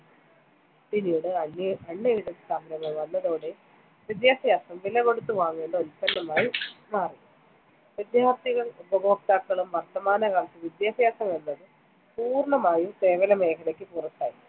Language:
Malayalam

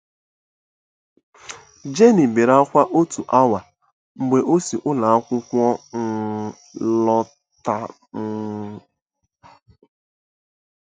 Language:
Igbo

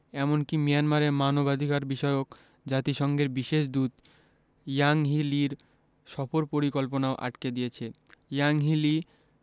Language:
Bangla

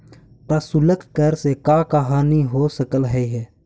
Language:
Magahi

